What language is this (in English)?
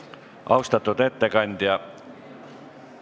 Estonian